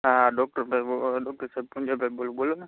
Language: Gujarati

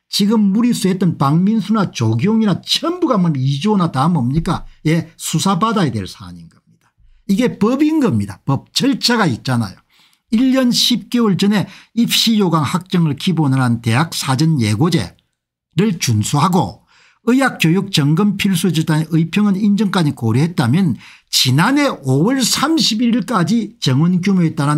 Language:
Korean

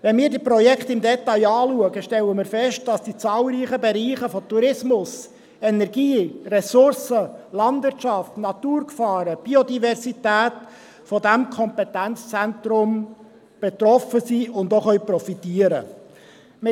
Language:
Swiss German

